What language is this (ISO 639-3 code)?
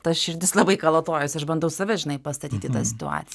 lit